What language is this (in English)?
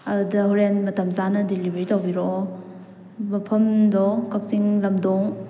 Manipuri